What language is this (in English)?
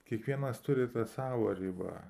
Lithuanian